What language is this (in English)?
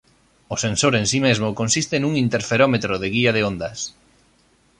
Galician